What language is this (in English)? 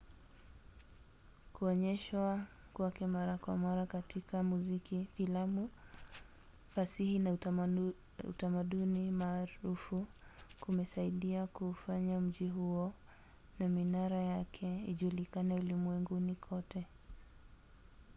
Swahili